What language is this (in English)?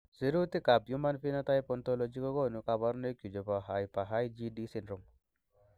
Kalenjin